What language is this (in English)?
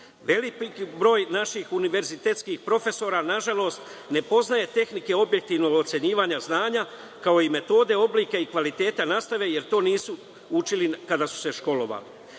Serbian